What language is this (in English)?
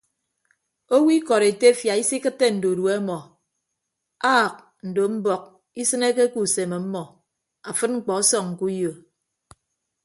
Ibibio